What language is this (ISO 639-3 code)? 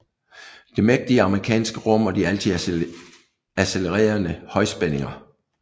dan